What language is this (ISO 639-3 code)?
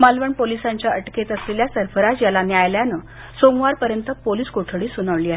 mar